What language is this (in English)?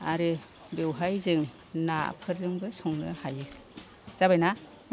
Bodo